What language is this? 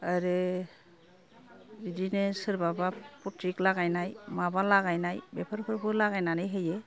Bodo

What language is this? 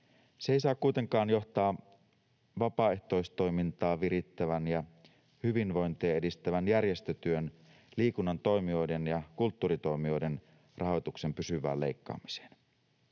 Finnish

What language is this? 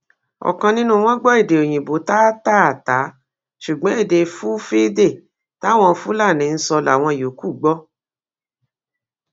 Yoruba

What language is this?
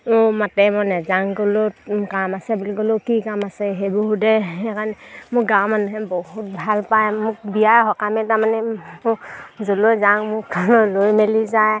Assamese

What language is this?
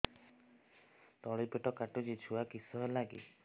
Odia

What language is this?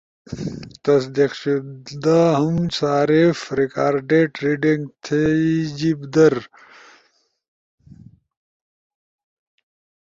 Ushojo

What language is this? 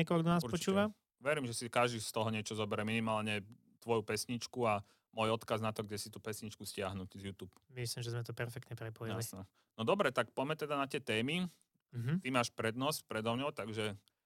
Slovak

